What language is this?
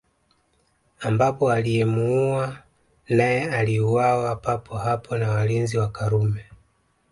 Swahili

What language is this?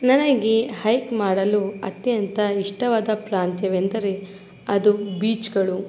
Kannada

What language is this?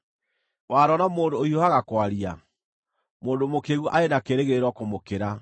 Kikuyu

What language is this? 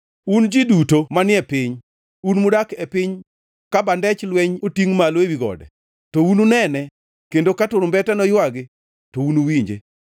Luo (Kenya and Tanzania)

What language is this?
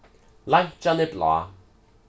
Faroese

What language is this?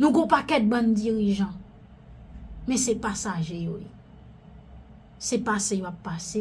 French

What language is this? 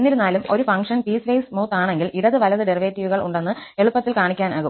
Malayalam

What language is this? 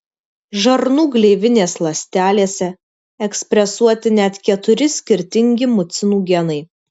Lithuanian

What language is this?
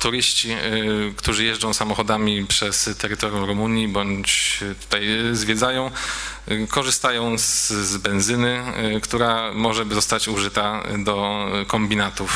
Polish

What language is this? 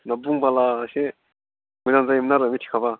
Bodo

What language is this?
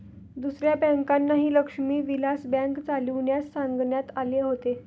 Marathi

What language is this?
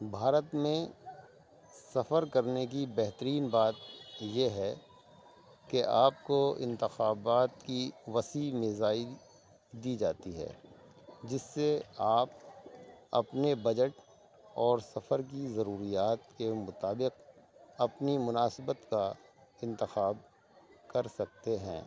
Urdu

